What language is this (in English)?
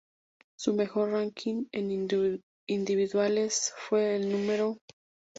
Spanish